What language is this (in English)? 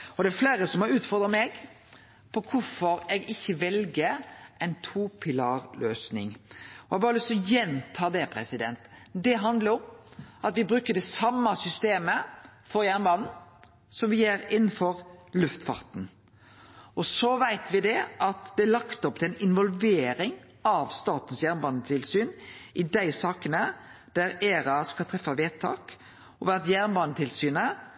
Norwegian Nynorsk